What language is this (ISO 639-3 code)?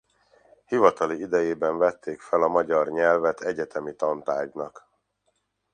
hun